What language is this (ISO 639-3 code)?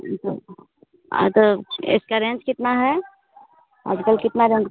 hin